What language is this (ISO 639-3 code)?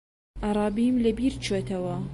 ckb